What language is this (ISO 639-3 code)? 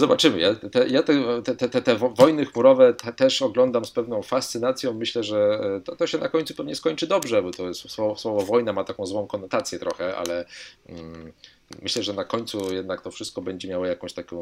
pol